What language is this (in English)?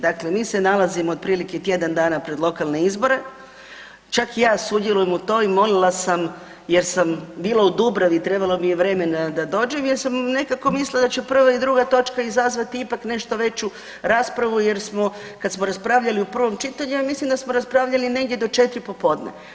Croatian